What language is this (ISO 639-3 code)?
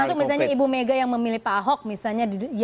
ind